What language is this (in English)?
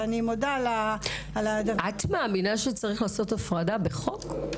Hebrew